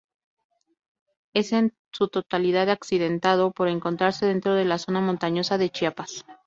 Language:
Spanish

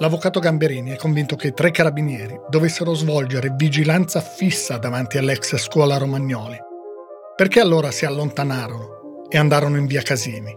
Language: Italian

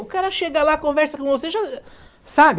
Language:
Portuguese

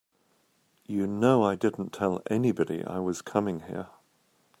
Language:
English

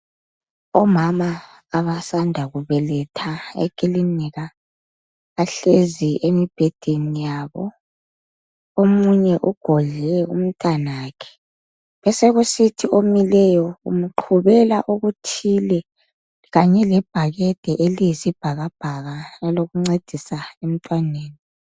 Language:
North Ndebele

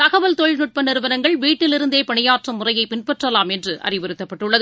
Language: Tamil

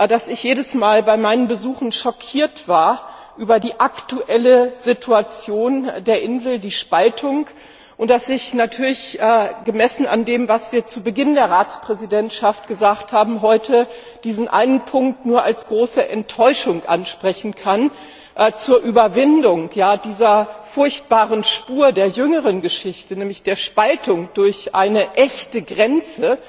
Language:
German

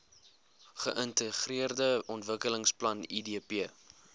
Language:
Afrikaans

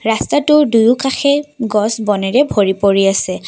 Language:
Assamese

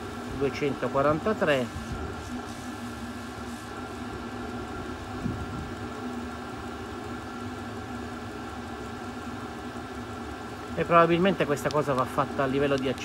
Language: Italian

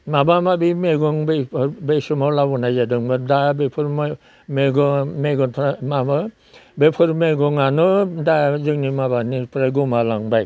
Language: Bodo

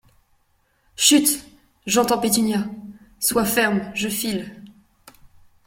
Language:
French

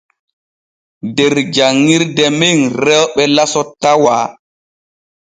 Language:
Borgu Fulfulde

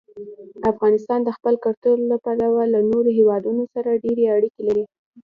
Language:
Pashto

